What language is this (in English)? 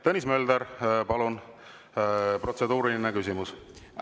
Estonian